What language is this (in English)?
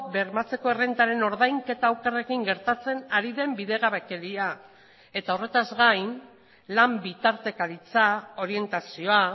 Basque